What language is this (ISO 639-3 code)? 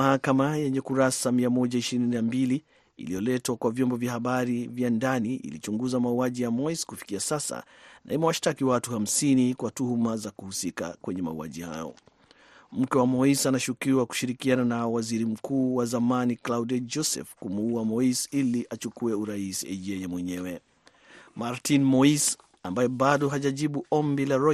swa